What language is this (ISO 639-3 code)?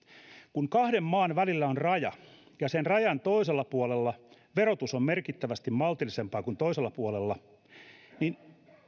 fin